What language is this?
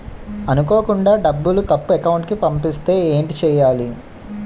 Telugu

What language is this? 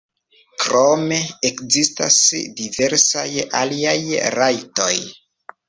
Esperanto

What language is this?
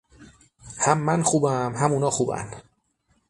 Persian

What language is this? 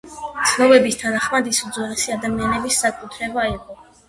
Georgian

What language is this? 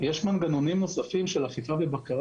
Hebrew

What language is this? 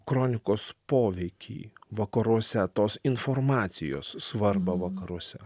Lithuanian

